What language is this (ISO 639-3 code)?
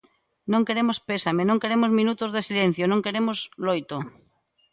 glg